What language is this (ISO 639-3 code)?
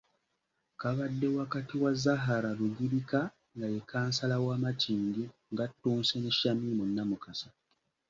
lug